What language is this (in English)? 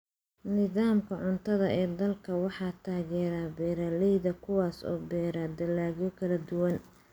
Somali